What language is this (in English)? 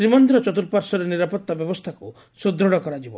Odia